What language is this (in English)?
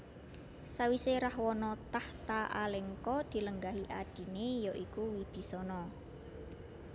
Javanese